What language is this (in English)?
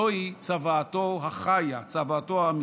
Hebrew